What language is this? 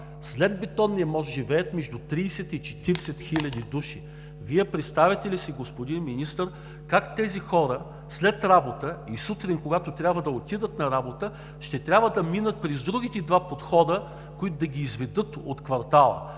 Bulgarian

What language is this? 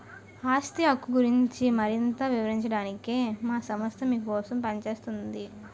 Telugu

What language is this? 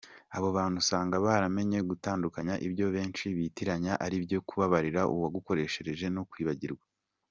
Kinyarwanda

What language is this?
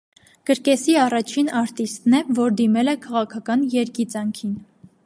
Armenian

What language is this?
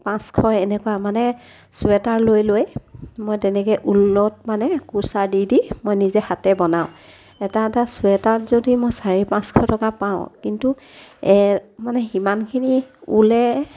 Assamese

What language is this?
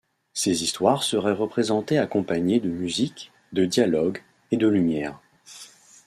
French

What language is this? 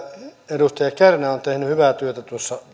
Finnish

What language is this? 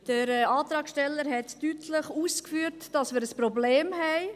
Swiss German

